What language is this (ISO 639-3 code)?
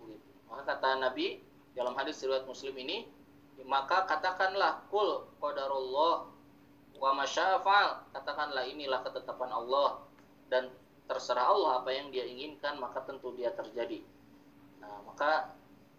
ind